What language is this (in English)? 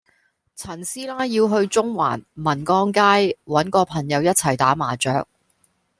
Cantonese